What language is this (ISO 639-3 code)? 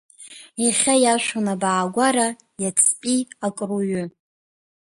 abk